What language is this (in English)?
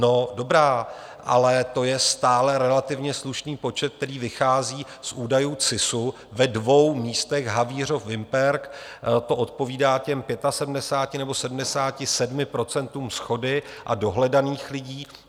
Czech